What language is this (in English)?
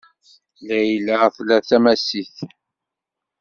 Kabyle